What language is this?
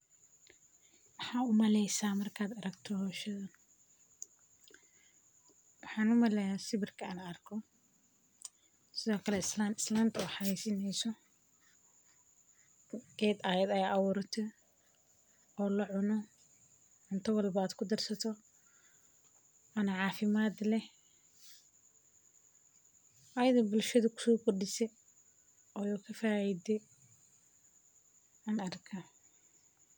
Somali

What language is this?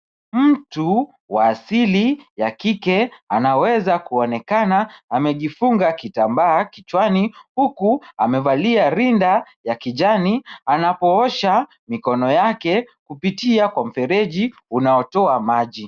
Swahili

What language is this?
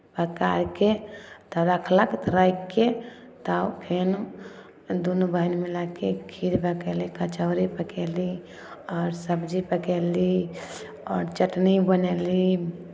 Maithili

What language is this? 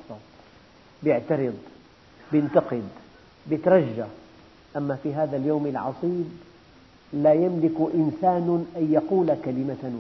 Arabic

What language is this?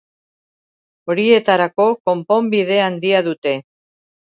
Basque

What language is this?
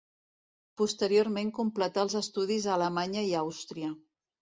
Catalan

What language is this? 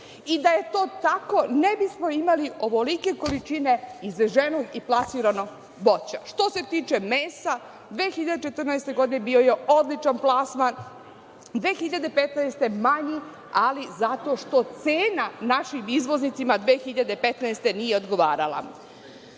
Serbian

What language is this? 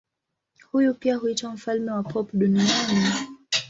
Swahili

